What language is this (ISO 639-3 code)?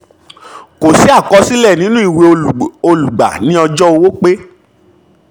yor